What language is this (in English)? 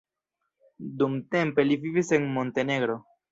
Esperanto